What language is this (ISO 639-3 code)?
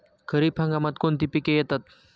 mar